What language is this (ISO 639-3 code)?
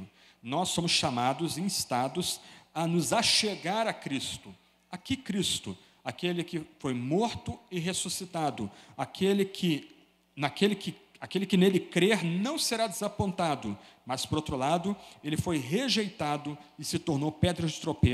por